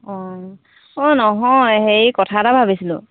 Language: Assamese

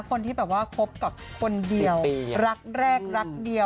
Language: Thai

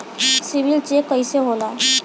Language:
Bhojpuri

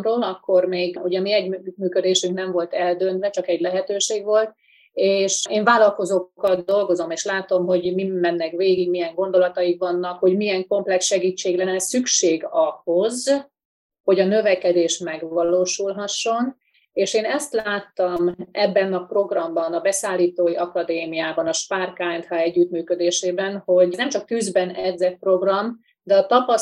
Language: Hungarian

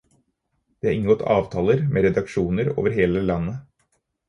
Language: Norwegian Bokmål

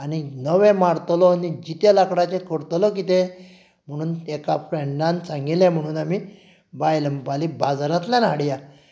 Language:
Konkani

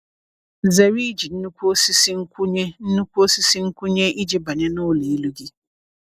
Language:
Igbo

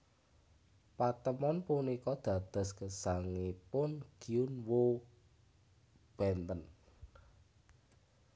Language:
Javanese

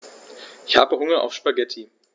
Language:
German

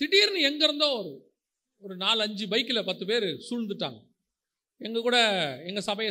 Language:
Tamil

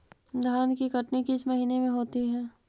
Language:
Magahi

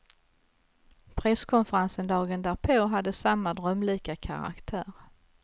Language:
Swedish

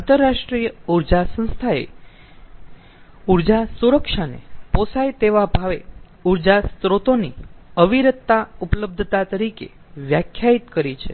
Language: Gujarati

